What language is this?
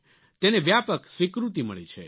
Gujarati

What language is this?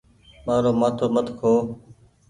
Goaria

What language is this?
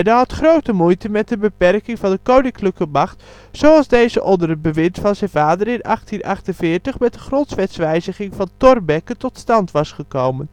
Dutch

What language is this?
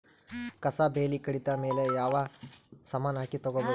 Kannada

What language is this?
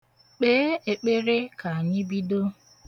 Igbo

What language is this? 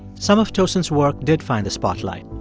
English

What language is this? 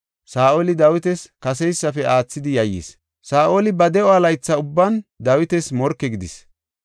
Gofa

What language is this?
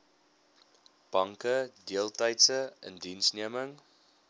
Afrikaans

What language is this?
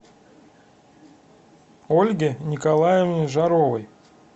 Russian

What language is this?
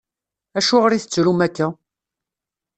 Kabyle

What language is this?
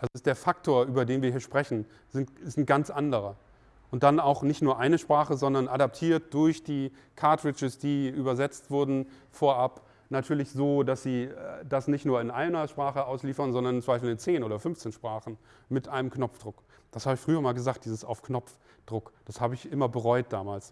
German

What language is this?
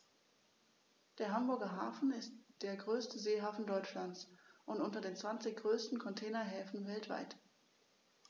German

